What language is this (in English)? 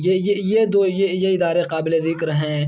Urdu